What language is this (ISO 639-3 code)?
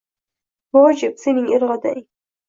uzb